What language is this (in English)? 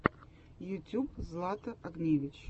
Russian